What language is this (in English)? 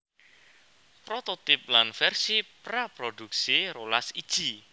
Javanese